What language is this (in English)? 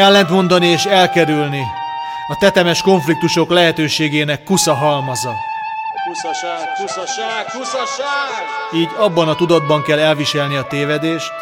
Hungarian